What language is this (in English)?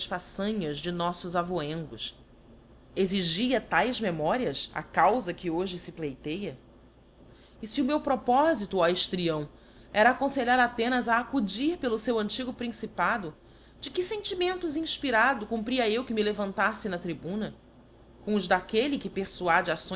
Portuguese